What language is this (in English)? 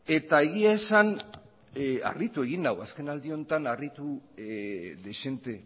Basque